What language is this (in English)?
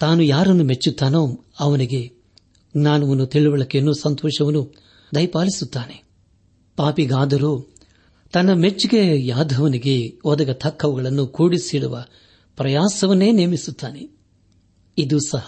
Kannada